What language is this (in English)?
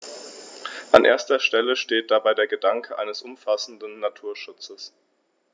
German